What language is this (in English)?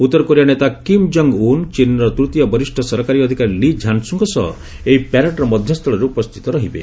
Odia